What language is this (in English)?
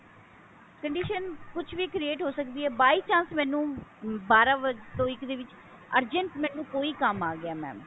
Punjabi